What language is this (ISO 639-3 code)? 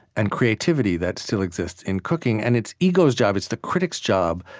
eng